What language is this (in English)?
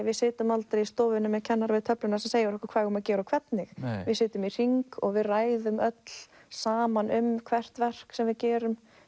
Icelandic